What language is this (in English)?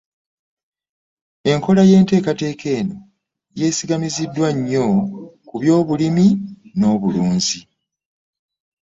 Ganda